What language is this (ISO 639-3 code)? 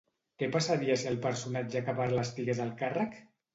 cat